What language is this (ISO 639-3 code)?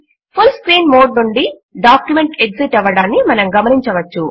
tel